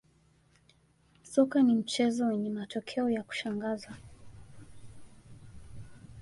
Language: Swahili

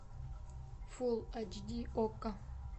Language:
Russian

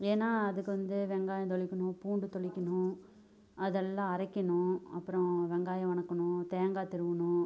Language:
Tamil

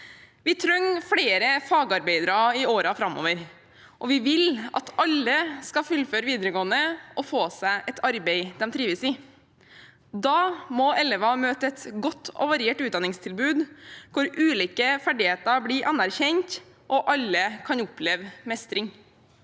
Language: Norwegian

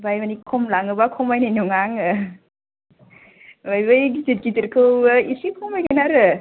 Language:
Bodo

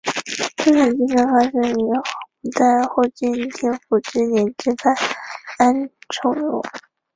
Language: Chinese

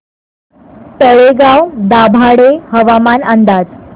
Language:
Marathi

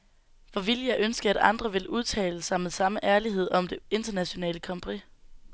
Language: Danish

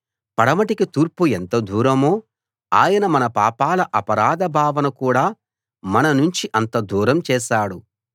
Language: Telugu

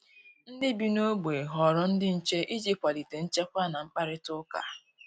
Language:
Igbo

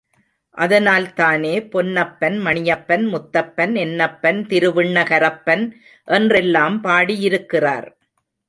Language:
Tamil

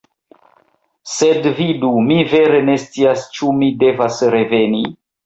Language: Esperanto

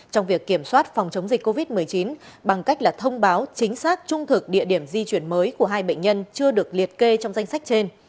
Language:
Vietnamese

